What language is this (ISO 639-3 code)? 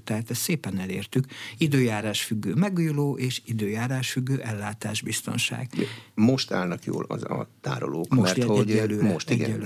hun